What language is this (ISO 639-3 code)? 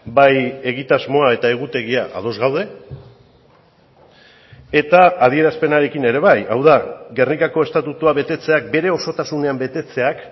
eus